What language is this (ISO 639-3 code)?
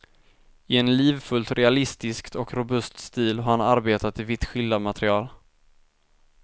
swe